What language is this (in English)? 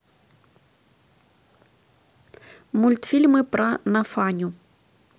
Russian